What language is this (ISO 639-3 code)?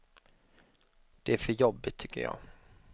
swe